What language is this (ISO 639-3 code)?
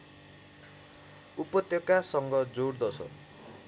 nep